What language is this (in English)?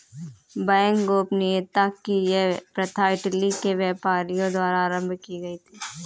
Hindi